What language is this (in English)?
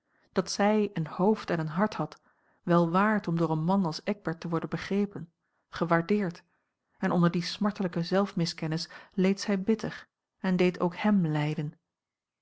Dutch